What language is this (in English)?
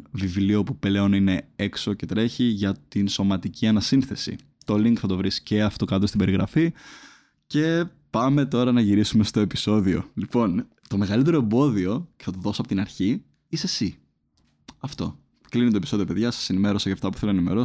Greek